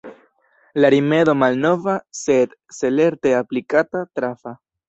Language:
Esperanto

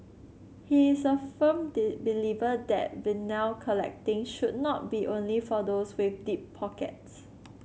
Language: English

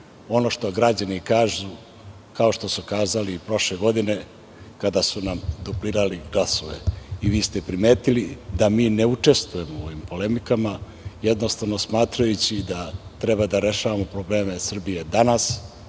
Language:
Serbian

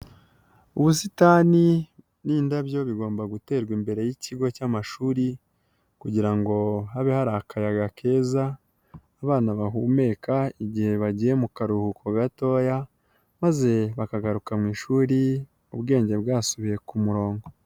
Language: Kinyarwanda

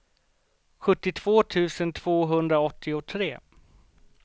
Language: Swedish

